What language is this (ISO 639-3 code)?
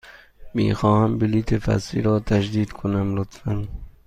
fas